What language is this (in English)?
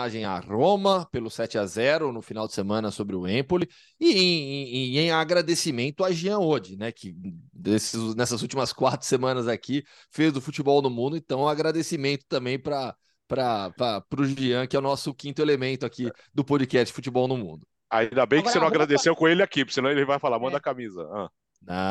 Portuguese